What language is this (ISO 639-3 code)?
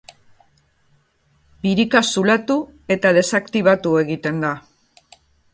eus